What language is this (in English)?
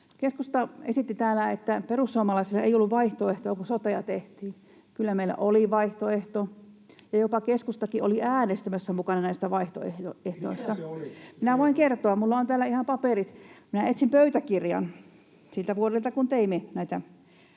Finnish